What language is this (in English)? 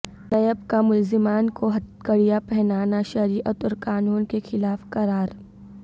Urdu